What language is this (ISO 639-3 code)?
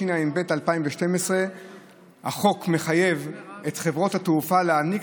heb